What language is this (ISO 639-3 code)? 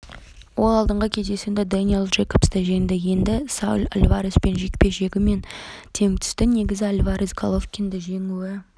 kaz